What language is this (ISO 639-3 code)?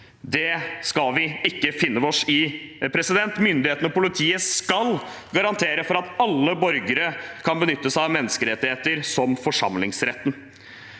nor